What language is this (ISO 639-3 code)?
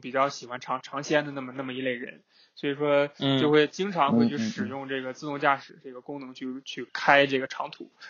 zho